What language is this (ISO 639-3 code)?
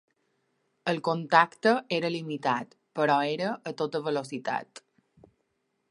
cat